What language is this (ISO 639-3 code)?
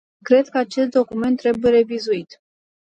ron